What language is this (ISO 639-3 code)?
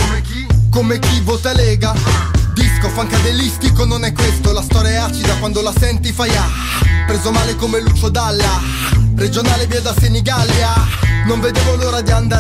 ita